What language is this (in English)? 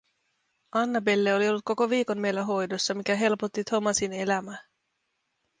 Finnish